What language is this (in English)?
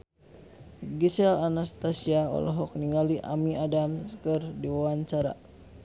Sundanese